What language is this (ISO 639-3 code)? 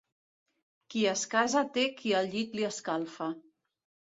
cat